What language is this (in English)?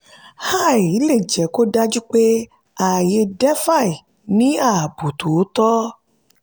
Yoruba